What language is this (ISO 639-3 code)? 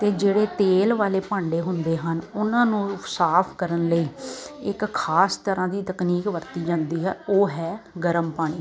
pan